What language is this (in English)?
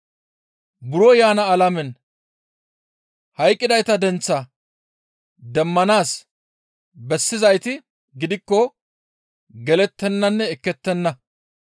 Gamo